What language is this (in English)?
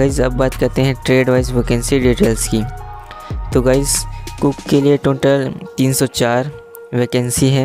Hindi